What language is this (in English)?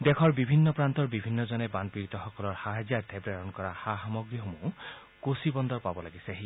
Assamese